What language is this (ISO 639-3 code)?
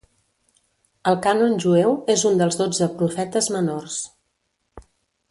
cat